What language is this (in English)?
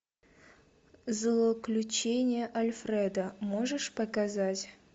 Russian